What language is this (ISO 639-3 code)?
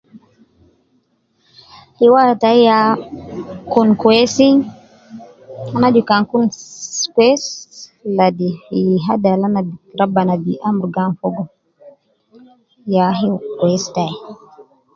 kcn